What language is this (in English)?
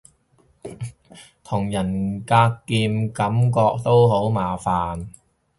Cantonese